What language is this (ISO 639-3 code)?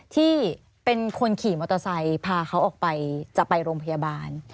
tha